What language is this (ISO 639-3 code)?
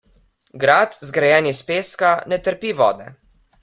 slv